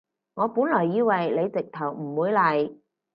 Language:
Cantonese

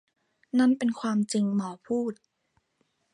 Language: Thai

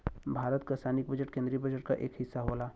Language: Bhojpuri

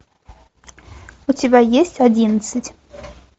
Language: Russian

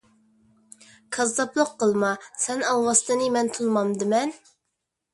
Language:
Uyghur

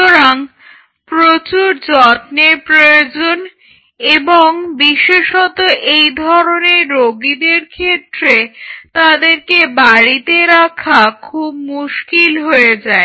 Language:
Bangla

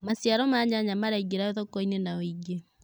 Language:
Kikuyu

